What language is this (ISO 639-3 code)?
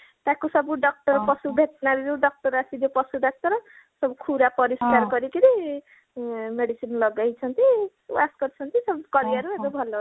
ori